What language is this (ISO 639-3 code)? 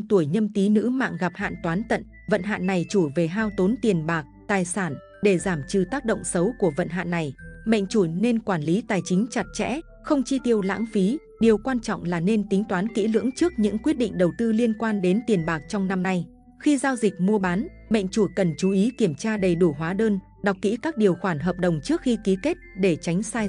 vie